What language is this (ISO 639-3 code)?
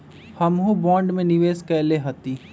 mag